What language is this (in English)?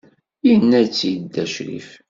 Kabyle